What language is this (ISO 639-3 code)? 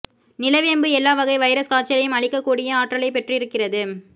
tam